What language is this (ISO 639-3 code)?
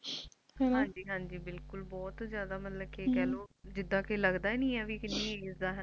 pan